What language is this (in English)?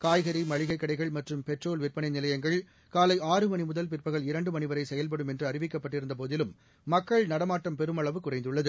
Tamil